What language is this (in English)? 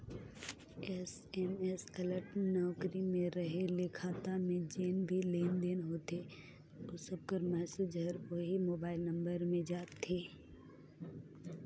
Chhattisgarhi